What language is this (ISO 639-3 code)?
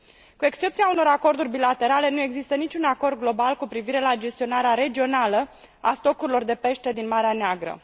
ron